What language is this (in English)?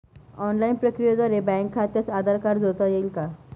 Marathi